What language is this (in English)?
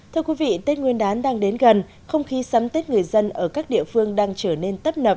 Vietnamese